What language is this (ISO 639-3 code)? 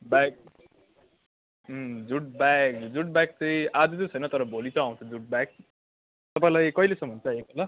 nep